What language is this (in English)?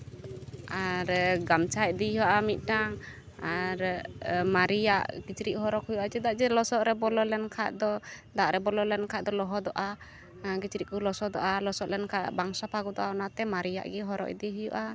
Santali